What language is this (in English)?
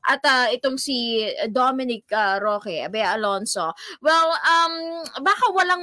Filipino